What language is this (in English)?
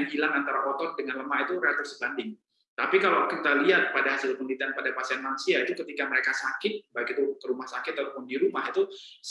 Indonesian